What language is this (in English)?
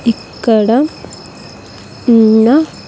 Telugu